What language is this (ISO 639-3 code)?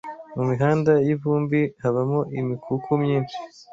kin